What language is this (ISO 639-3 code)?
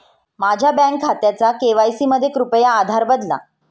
mar